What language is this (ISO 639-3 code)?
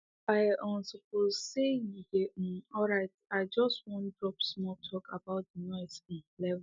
pcm